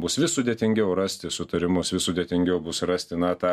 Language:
Lithuanian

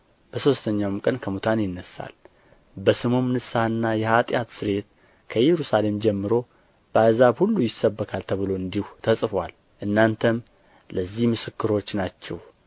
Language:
Amharic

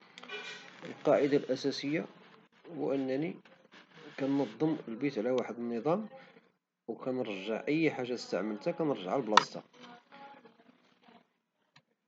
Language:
Moroccan Arabic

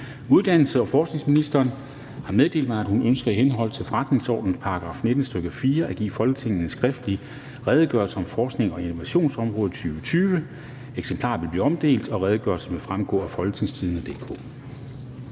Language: Danish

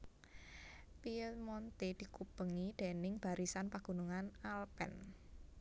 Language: Javanese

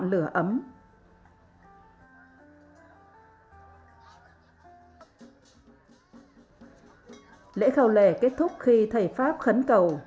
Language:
Vietnamese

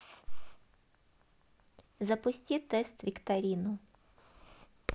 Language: Russian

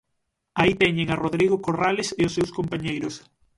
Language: Galician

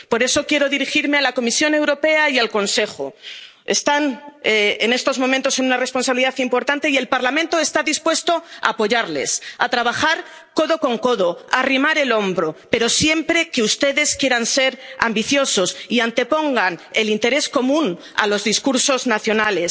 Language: Spanish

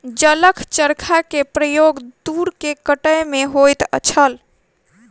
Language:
Maithili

